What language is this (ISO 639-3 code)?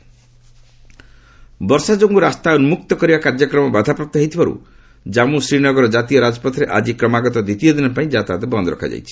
ori